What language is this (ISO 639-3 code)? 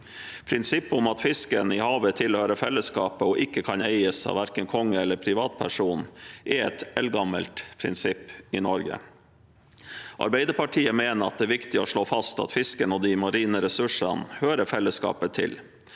nor